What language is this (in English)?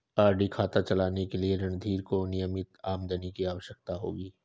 Hindi